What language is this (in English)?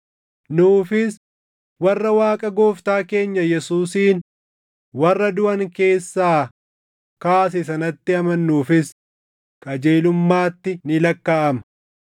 Oromo